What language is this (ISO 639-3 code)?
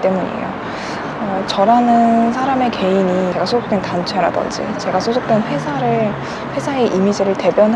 kor